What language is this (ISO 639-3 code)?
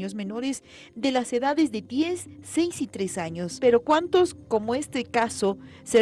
spa